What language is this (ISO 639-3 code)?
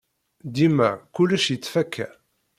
kab